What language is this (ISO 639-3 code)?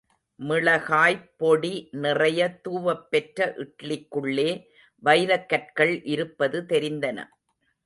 tam